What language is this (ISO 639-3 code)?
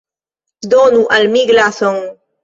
epo